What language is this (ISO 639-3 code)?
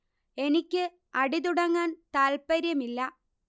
mal